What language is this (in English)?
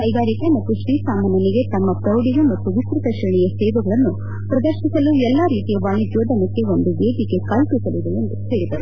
Kannada